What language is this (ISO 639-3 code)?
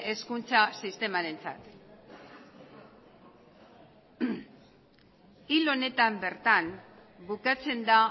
eus